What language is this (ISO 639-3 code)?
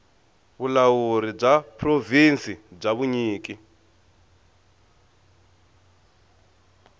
tso